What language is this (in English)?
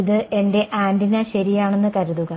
Malayalam